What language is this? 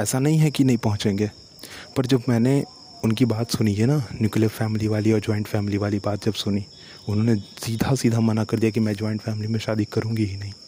Hindi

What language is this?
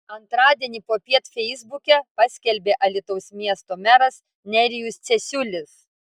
Lithuanian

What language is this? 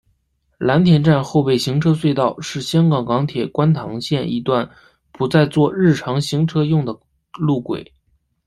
Chinese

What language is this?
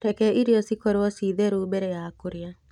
Kikuyu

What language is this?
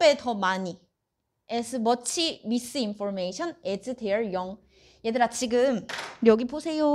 Korean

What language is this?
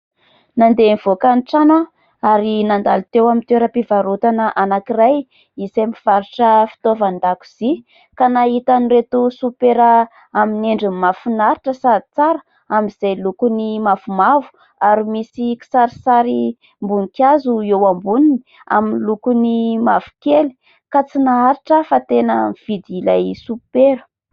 Malagasy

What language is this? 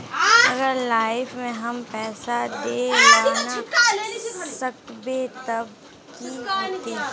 Magahi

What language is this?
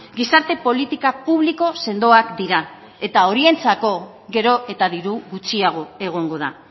Basque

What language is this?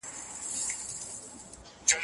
Pashto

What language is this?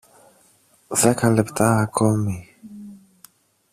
Greek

